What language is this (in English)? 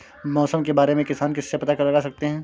Hindi